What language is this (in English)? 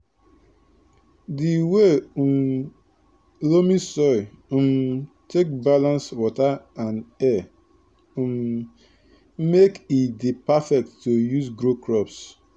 Nigerian Pidgin